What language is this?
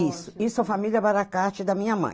Portuguese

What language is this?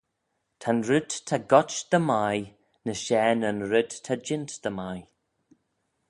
Manx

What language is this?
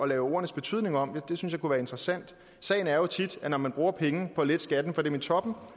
Danish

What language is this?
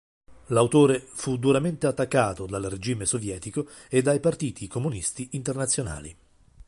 Italian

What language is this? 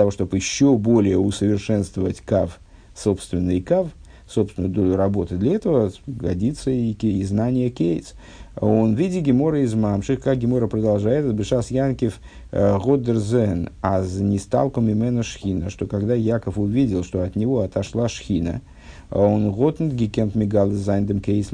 Russian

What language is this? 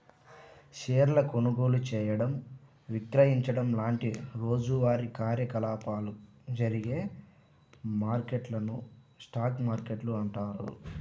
Telugu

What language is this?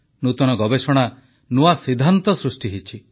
Odia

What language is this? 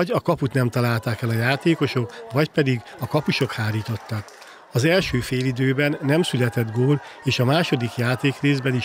Hungarian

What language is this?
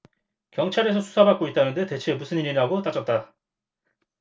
Korean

